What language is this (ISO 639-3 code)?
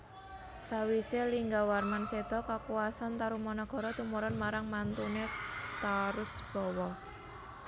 jav